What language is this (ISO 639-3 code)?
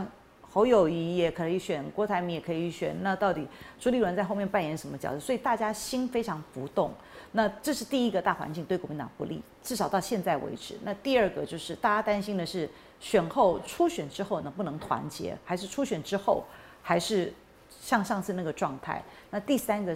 zho